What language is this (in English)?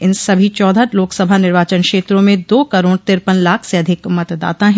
Hindi